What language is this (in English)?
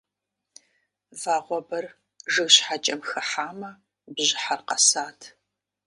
Kabardian